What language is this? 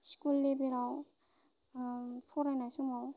Bodo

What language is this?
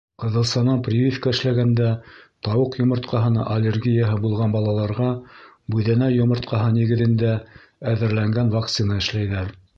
Bashkir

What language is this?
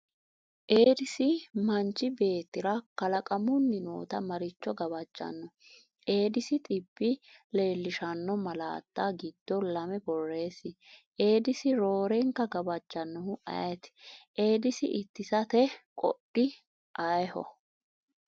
Sidamo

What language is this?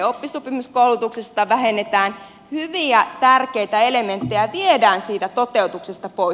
Finnish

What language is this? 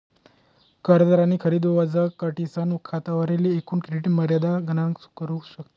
Marathi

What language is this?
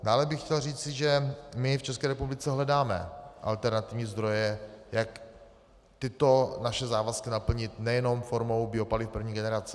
Czech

